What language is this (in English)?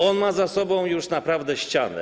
Polish